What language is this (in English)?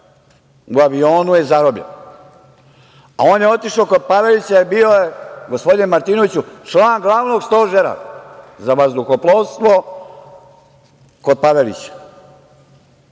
Serbian